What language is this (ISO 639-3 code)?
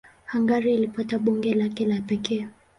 swa